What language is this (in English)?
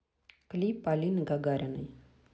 Russian